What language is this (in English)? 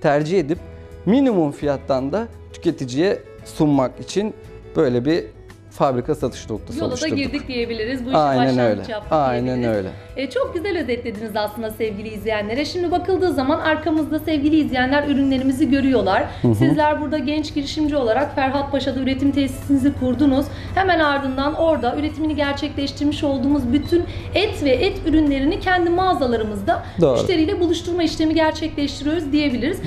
Turkish